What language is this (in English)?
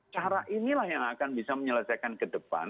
Indonesian